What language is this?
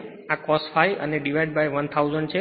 Gujarati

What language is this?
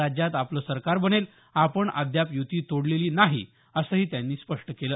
Marathi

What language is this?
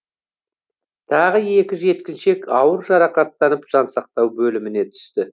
Kazakh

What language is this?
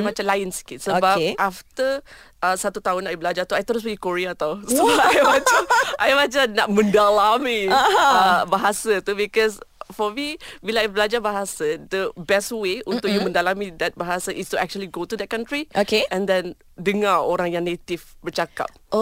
Malay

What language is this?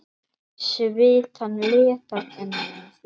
Icelandic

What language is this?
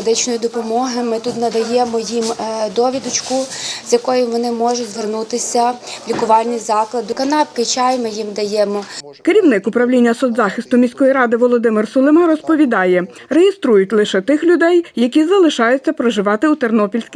Ukrainian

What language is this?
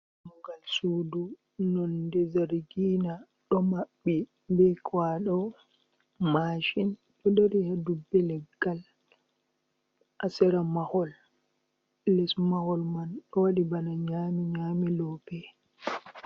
Fula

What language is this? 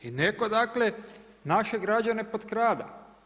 Croatian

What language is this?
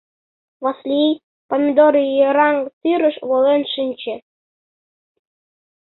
Mari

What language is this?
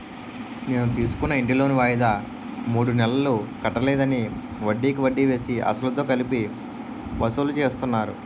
Telugu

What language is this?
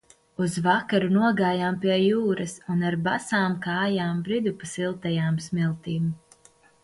Latvian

